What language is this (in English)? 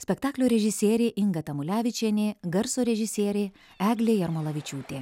Lithuanian